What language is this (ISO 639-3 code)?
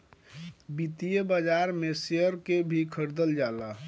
bho